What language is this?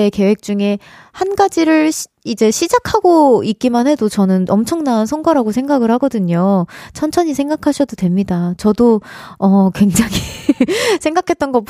Korean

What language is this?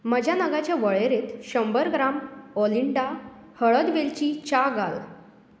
Konkani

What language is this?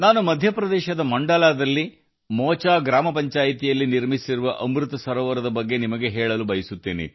Kannada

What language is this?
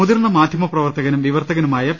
Malayalam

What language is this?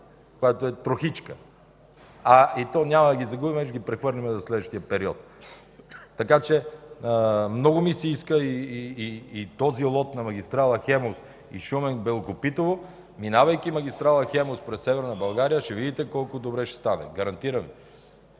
Bulgarian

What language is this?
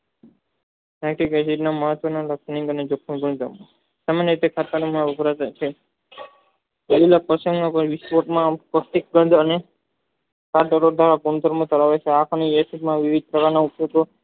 Gujarati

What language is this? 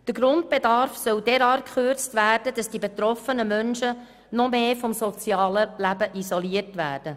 Swiss German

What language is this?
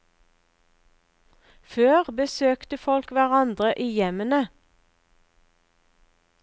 Norwegian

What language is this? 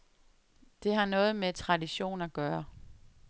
Danish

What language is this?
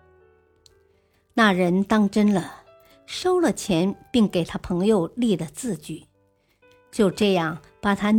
Chinese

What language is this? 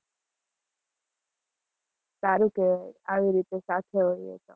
Gujarati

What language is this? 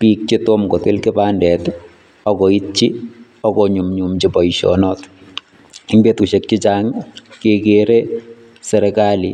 Kalenjin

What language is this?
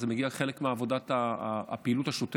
Hebrew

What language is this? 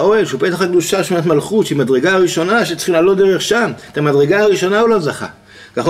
Hebrew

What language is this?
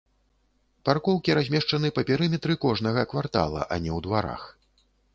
Belarusian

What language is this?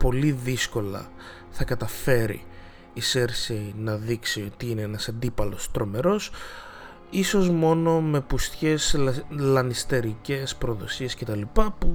Greek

